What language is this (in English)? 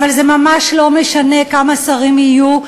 Hebrew